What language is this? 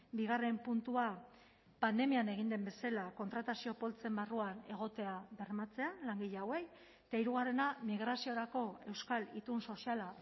Basque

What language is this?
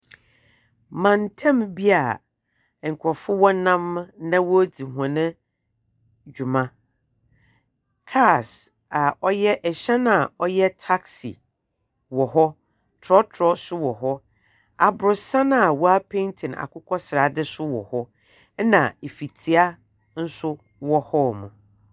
Akan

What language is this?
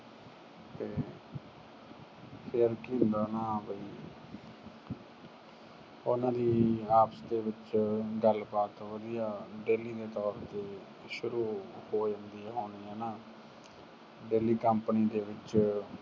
Punjabi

